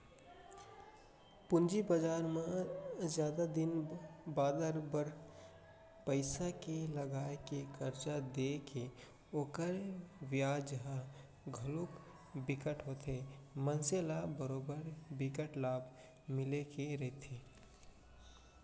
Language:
Chhattisgarhi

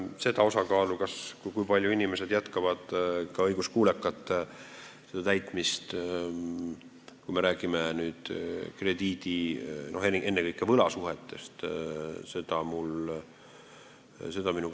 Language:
Estonian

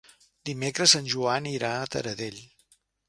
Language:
Catalan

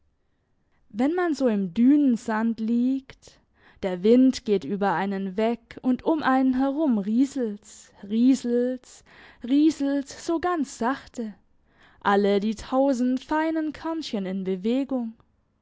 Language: German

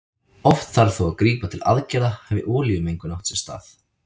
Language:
Icelandic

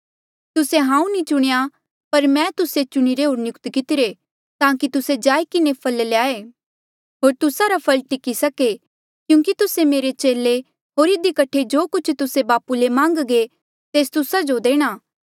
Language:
Mandeali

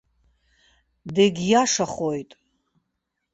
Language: Abkhazian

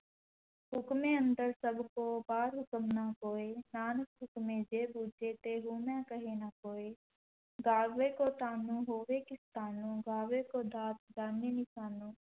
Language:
Punjabi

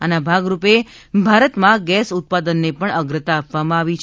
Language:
Gujarati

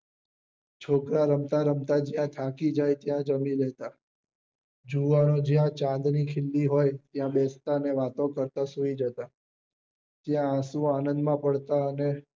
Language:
Gujarati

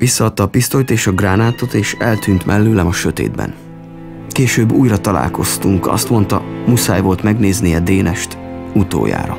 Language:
Hungarian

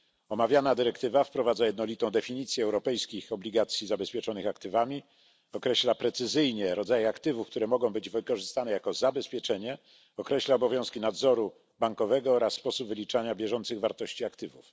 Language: Polish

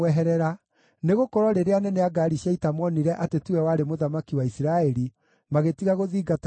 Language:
Kikuyu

